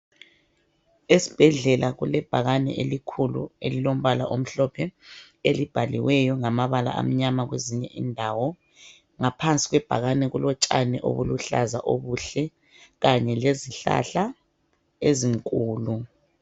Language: North Ndebele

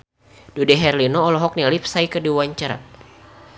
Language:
Sundanese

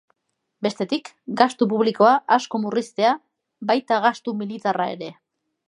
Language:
Basque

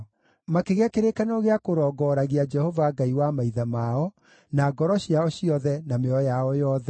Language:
Kikuyu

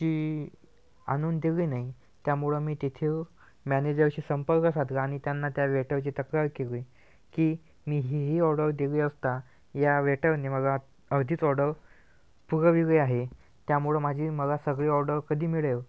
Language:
Marathi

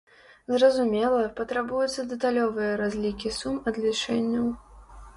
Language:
Belarusian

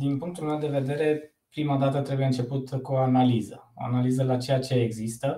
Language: Romanian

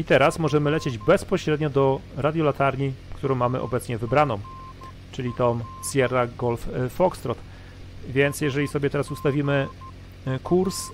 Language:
Polish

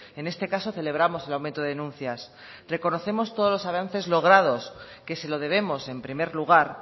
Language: Spanish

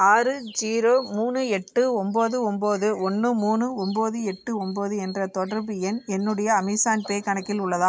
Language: Tamil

